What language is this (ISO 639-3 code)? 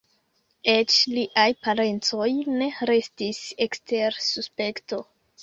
epo